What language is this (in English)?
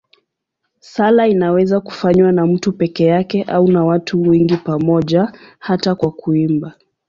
Swahili